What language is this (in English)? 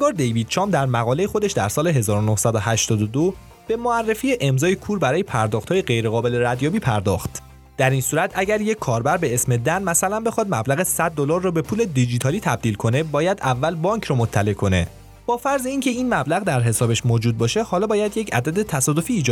Persian